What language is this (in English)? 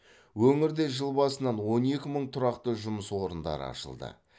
Kazakh